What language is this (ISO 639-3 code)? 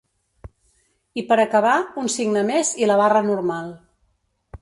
cat